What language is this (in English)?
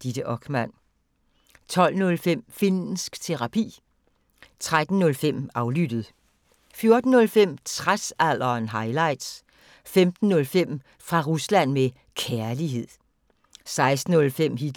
Danish